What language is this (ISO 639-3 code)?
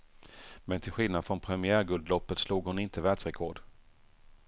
swe